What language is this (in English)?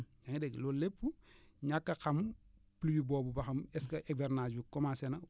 Wolof